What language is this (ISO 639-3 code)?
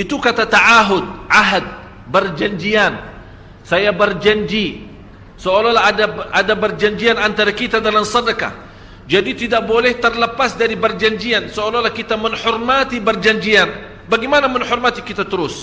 msa